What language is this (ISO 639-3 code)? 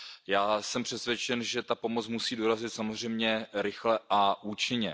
ces